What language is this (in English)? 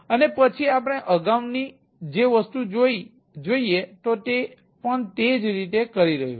Gujarati